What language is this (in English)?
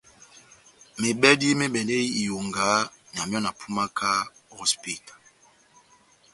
Batanga